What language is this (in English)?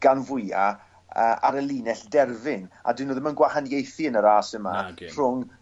Welsh